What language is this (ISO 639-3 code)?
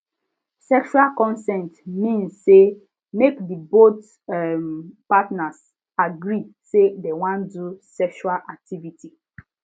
pcm